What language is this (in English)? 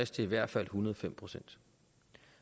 Danish